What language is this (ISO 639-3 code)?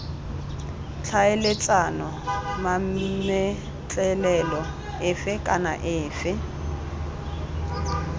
tsn